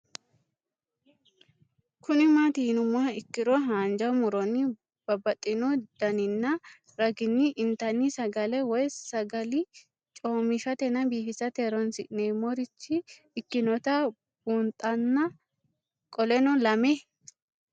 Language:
Sidamo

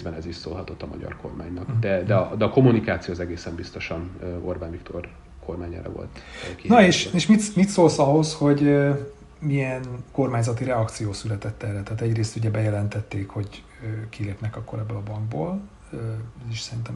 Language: Hungarian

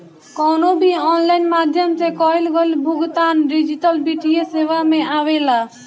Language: Bhojpuri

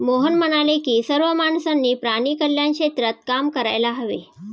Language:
Marathi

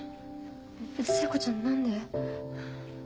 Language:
Japanese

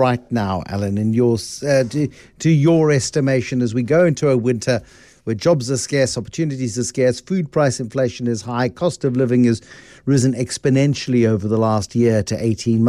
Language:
English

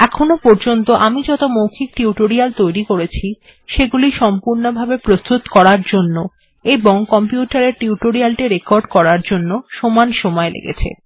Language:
Bangla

